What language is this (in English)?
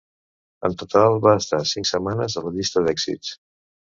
Catalan